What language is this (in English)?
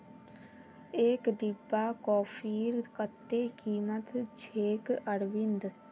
Magahi